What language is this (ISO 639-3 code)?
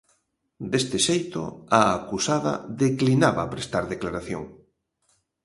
glg